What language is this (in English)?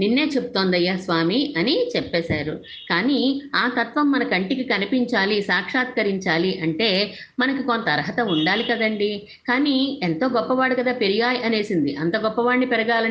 Telugu